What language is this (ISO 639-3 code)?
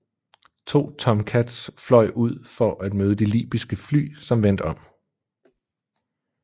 dan